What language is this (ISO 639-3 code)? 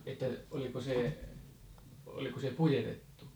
fin